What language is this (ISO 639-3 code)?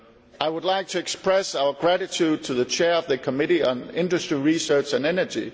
eng